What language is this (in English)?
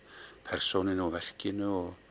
Icelandic